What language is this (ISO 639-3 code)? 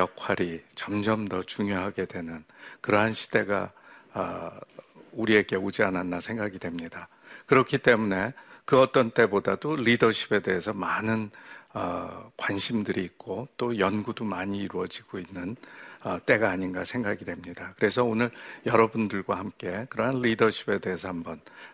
kor